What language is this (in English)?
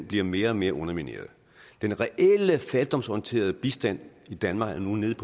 Danish